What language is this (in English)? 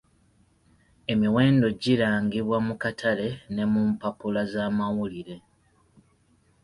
Ganda